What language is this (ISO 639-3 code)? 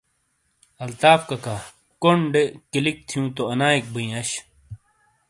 scl